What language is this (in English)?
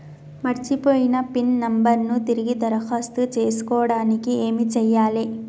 Telugu